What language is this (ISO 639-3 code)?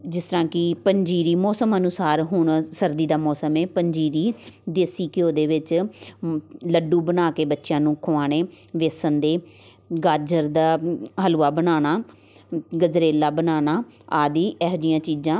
pan